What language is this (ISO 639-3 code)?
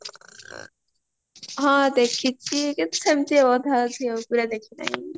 ori